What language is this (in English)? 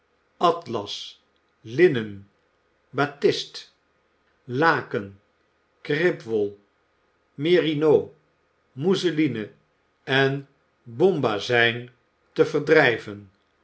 Dutch